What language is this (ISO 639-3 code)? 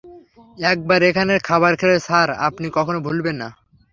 ben